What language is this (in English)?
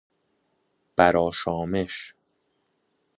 Persian